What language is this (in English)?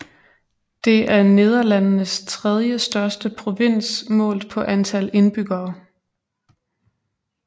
Danish